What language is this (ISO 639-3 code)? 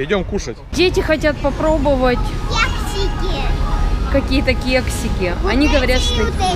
rus